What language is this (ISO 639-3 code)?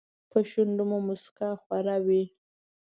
pus